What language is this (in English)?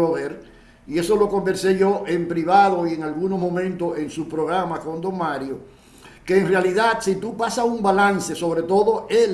Spanish